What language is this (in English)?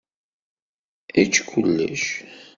Kabyle